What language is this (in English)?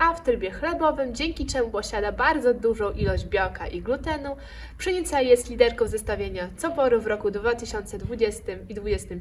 Polish